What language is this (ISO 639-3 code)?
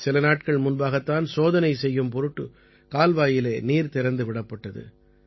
tam